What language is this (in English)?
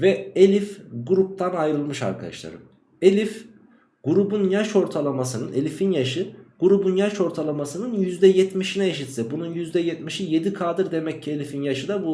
Turkish